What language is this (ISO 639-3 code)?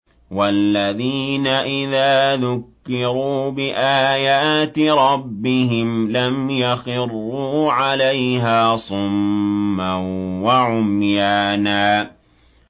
ara